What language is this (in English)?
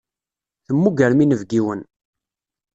Kabyle